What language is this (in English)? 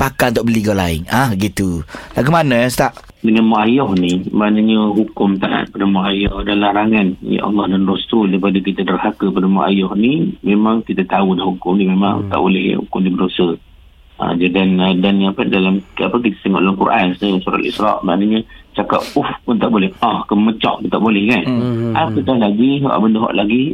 Malay